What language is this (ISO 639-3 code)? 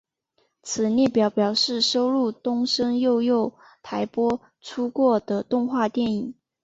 zho